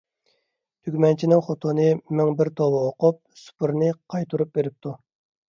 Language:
Uyghur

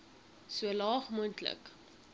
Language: Afrikaans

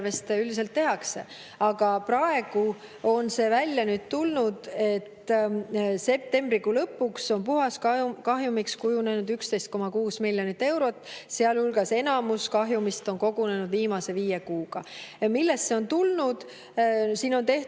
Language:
Estonian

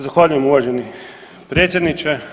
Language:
Croatian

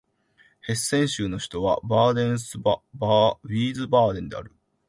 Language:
Japanese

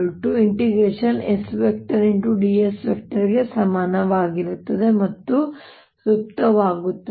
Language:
Kannada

